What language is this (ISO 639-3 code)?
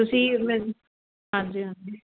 pan